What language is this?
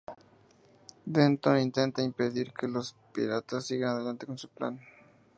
Spanish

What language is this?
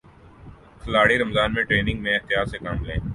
Urdu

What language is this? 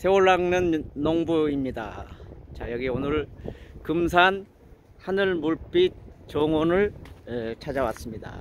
Korean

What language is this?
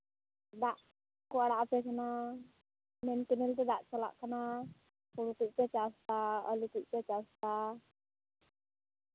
Santali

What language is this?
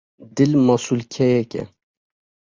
Kurdish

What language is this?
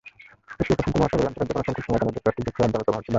Bangla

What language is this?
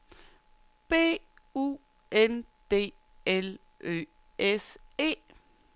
Danish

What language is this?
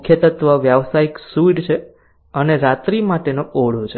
Gujarati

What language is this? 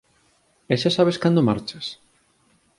Galician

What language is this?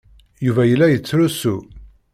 Kabyle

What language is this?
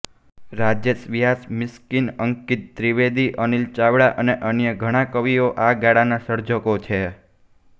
Gujarati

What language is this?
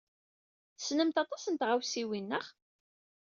Kabyle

